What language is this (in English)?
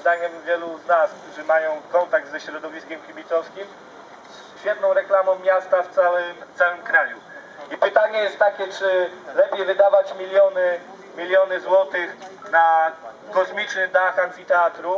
Polish